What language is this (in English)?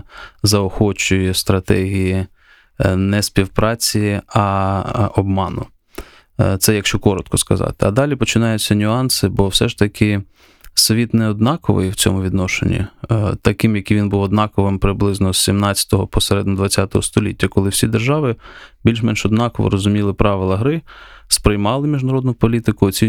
Ukrainian